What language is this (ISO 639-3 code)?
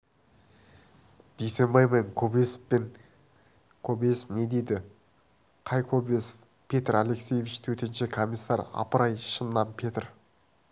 kaz